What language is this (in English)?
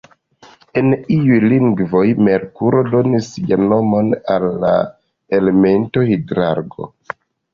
Esperanto